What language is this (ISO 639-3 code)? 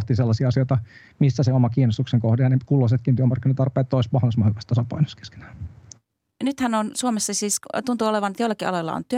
fin